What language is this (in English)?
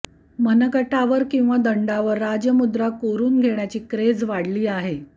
Marathi